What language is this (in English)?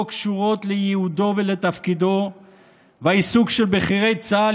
Hebrew